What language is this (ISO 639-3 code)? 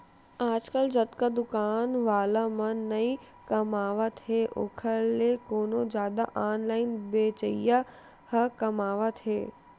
hne